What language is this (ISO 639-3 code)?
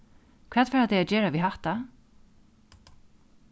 fao